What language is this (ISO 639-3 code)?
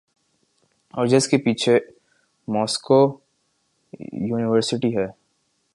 urd